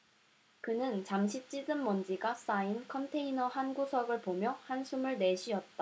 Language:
Korean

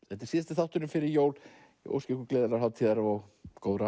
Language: Icelandic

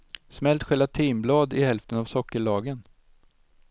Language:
Swedish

